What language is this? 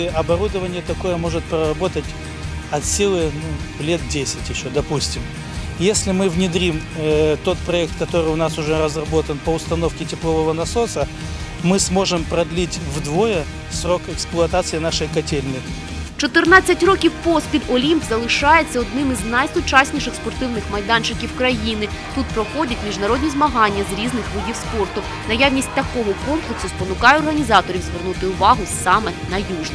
Russian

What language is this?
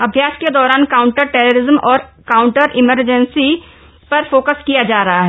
Hindi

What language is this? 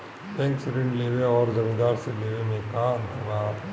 Bhojpuri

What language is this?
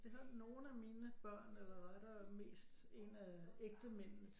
Danish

